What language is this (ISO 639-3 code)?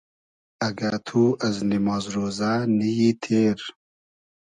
haz